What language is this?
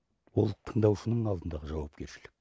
Kazakh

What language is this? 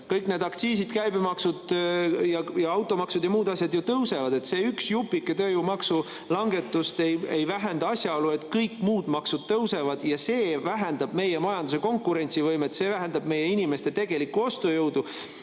Estonian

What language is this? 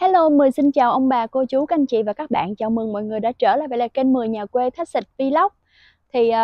Vietnamese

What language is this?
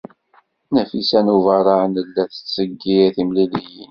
Kabyle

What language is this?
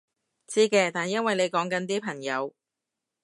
Cantonese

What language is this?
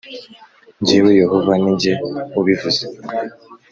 Kinyarwanda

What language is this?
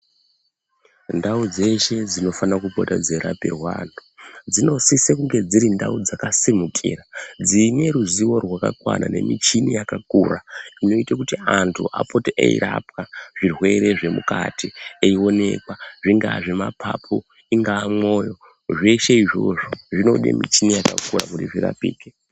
Ndau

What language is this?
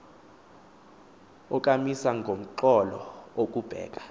Xhosa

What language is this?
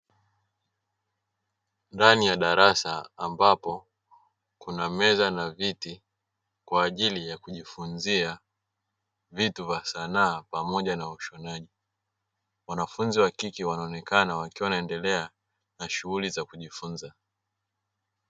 Swahili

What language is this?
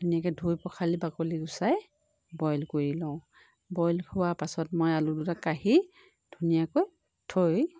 Assamese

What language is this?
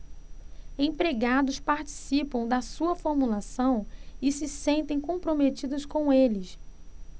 Portuguese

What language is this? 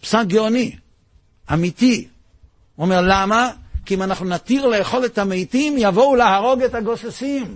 Hebrew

